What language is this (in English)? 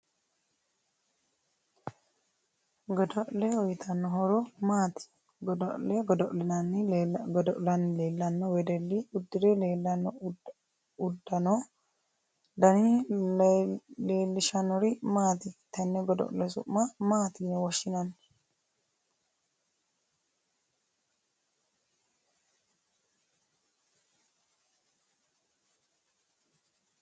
Sidamo